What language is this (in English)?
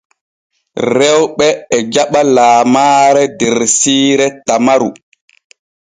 Borgu Fulfulde